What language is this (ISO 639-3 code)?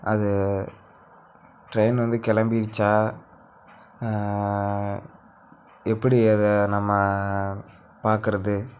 tam